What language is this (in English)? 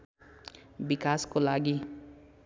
Nepali